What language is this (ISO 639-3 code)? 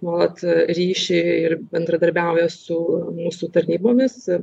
lit